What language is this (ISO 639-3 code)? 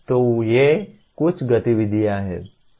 hin